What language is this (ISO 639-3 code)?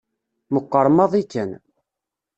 kab